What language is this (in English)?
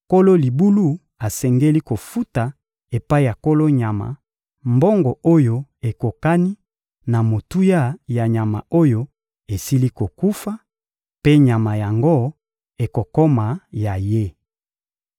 Lingala